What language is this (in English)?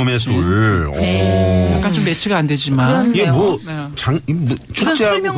Korean